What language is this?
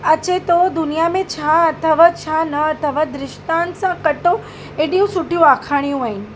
Sindhi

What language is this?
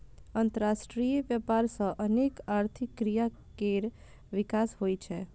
Maithili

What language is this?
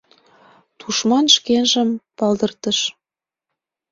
Mari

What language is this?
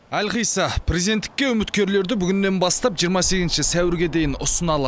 Kazakh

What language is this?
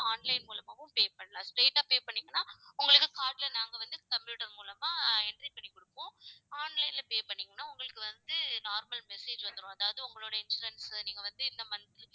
Tamil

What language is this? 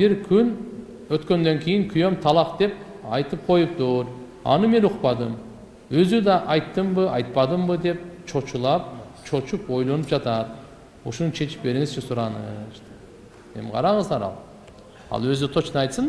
Turkish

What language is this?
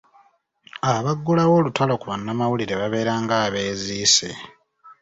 Ganda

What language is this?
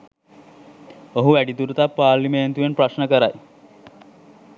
Sinhala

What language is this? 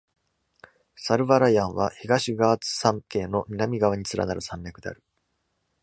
Japanese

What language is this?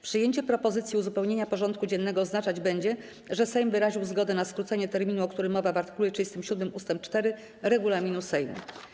Polish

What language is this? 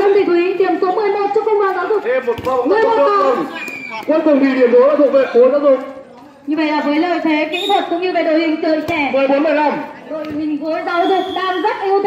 Vietnamese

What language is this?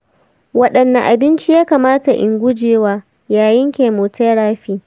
Hausa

